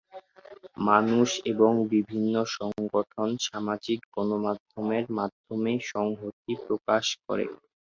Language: Bangla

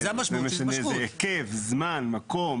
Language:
Hebrew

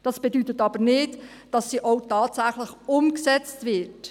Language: Swiss German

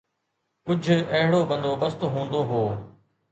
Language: Sindhi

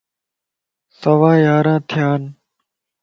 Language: Lasi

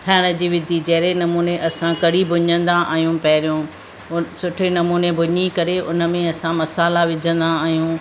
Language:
Sindhi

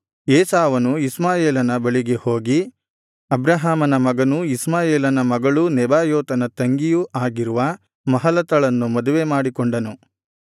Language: Kannada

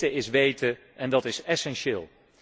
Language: Dutch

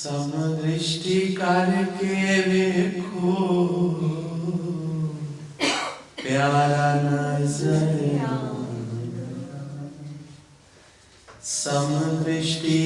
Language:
Hindi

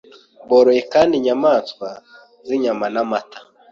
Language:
Kinyarwanda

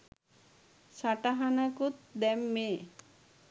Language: Sinhala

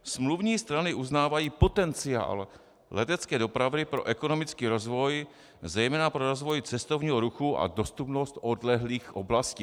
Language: Czech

